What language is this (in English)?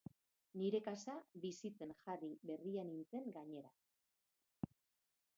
Basque